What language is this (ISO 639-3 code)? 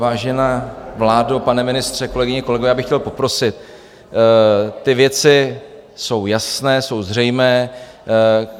ces